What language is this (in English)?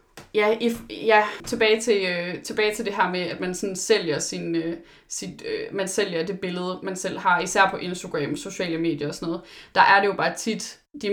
Danish